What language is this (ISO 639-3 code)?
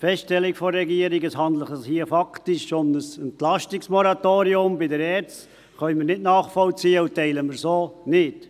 gsw